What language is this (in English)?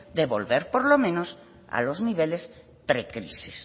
Spanish